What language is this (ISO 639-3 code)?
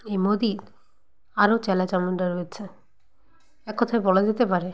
ben